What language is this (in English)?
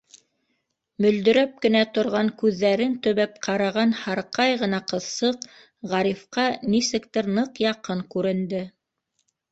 Bashkir